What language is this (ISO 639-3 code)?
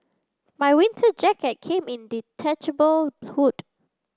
eng